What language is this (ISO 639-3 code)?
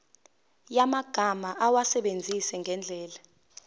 zul